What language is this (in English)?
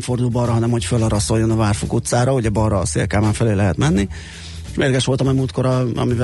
Hungarian